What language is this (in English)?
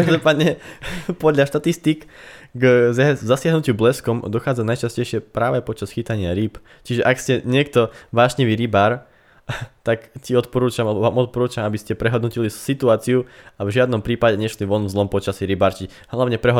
Slovak